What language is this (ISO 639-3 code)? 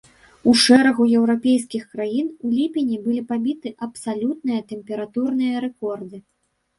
bel